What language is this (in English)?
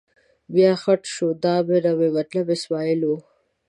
Pashto